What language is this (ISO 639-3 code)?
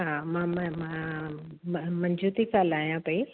snd